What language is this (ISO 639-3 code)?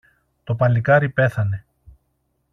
ell